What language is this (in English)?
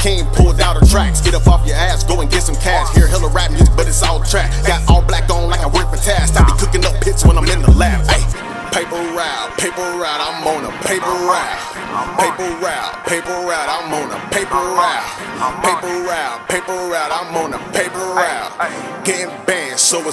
English